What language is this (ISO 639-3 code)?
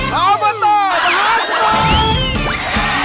tha